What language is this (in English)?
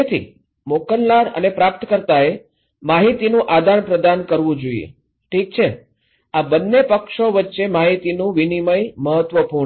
Gujarati